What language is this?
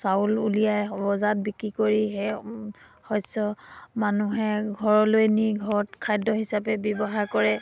Assamese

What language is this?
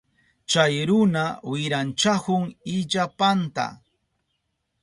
Southern Pastaza Quechua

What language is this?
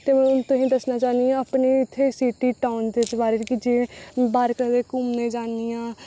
Dogri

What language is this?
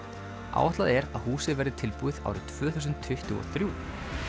Icelandic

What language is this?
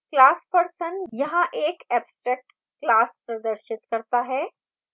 Hindi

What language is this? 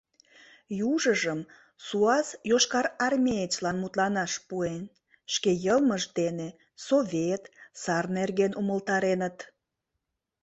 Mari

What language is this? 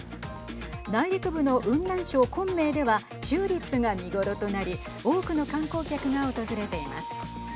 Japanese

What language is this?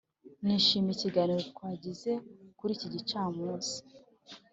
Kinyarwanda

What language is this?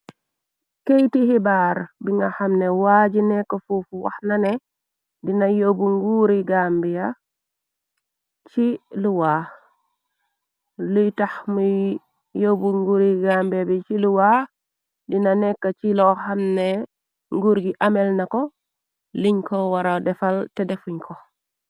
Wolof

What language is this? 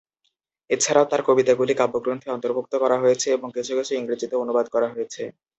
Bangla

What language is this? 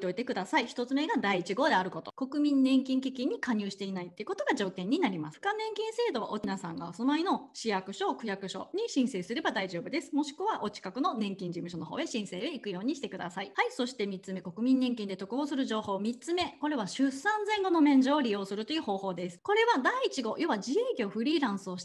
Japanese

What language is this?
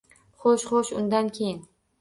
Uzbek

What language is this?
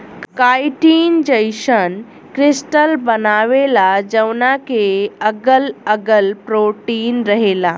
Bhojpuri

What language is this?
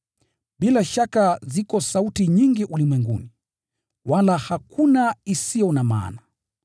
Swahili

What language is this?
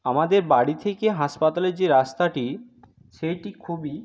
Bangla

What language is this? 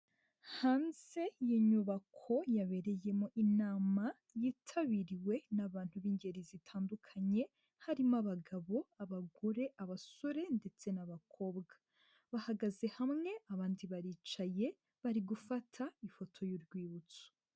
Kinyarwanda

